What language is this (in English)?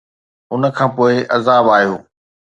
Sindhi